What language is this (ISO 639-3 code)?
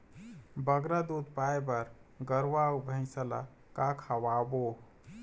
hne